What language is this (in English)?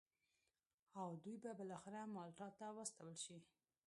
Pashto